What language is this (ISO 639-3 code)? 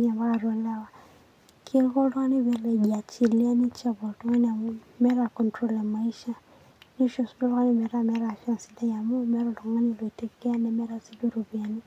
mas